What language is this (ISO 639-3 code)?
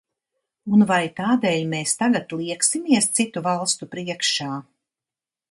lav